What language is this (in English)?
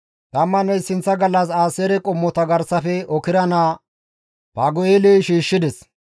Gamo